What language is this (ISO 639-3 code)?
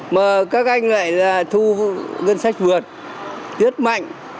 vie